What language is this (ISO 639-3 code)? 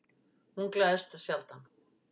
isl